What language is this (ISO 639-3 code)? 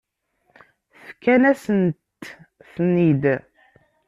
kab